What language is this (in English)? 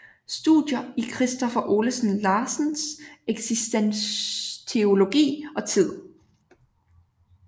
Danish